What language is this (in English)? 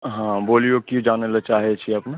Maithili